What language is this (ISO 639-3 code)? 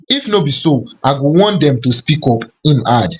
pcm